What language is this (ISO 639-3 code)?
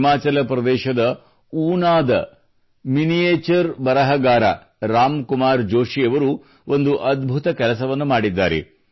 kan